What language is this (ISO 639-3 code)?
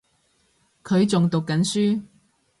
yue